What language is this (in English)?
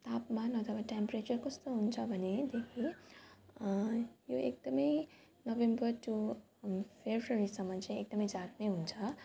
Nepali